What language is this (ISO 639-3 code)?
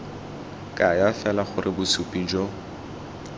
tsn